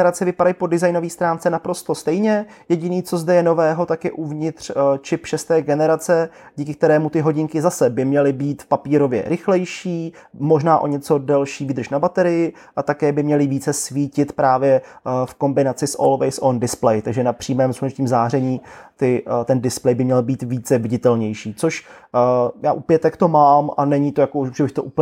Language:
Czech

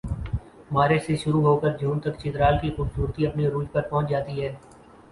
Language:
Urdu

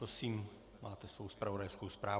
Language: Czech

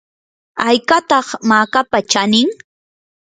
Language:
Yanahuanca Pasco Quechua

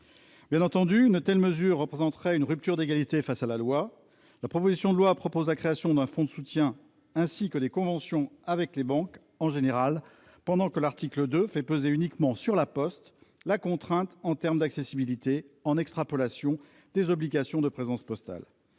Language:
French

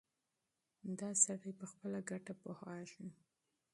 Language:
Pashto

